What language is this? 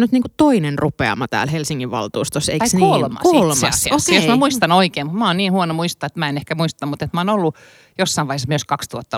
Finnish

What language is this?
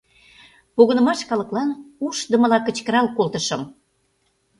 Mari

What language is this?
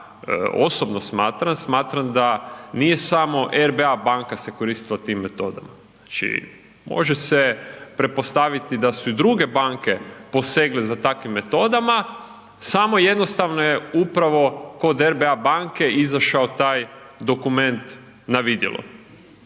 Croatian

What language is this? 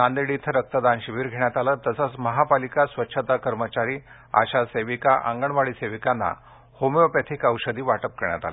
Marathi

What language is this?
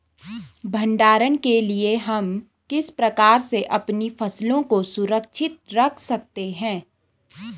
Hindi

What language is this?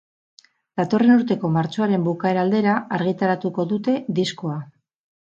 Basque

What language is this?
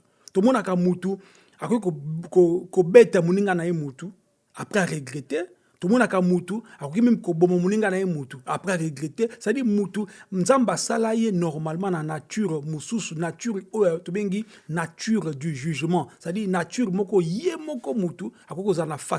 French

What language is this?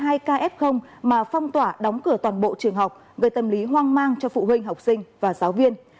Vietnamese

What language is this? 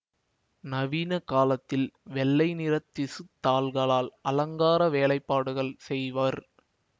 Tamil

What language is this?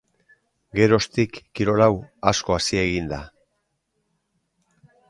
Basque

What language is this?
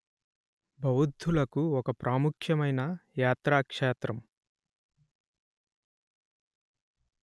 Telugu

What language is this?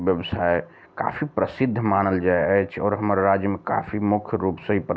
Maithili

